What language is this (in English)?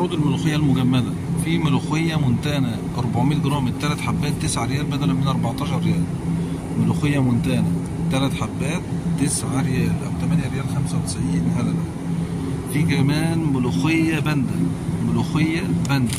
Arabic